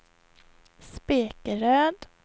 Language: Swedish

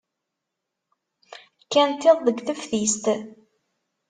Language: Kabyle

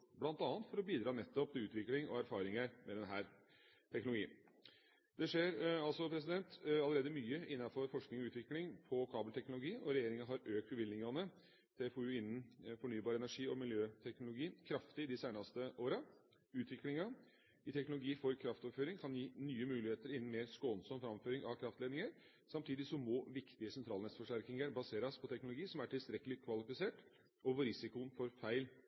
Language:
Norwegian Bokmål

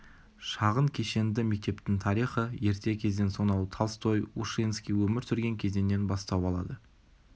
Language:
Kazakh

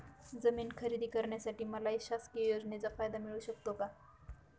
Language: Marathi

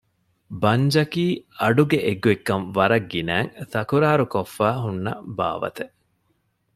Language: Divehi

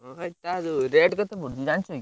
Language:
Odia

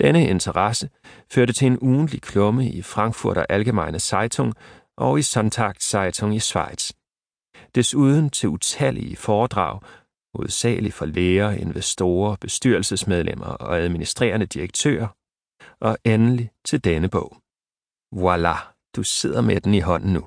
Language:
Danish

